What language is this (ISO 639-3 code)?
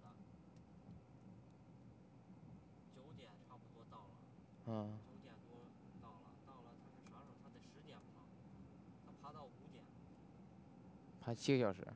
zho